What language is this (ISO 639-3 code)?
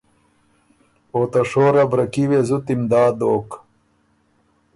oru